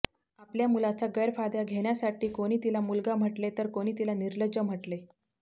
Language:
Marathi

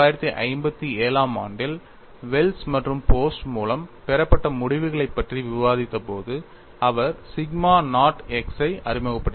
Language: Tamil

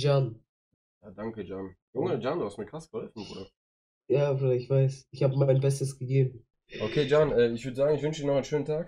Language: German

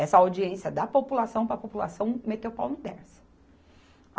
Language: Portuguese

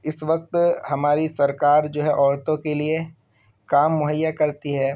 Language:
Urdu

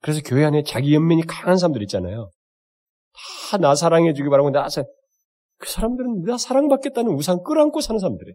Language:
Korean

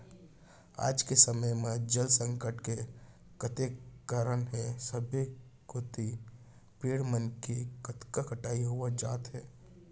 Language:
Chhattisgarhi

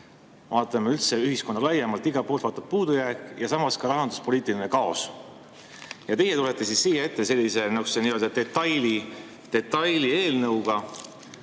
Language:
Estonian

